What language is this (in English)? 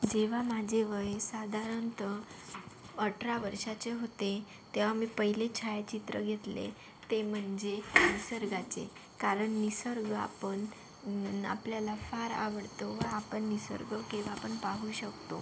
Marathi